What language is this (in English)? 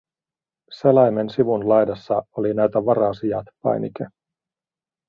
Finnish